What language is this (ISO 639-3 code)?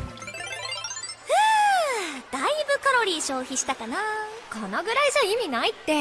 jpn